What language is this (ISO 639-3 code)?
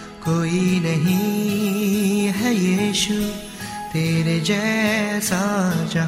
hin